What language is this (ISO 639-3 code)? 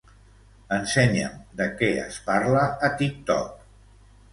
cat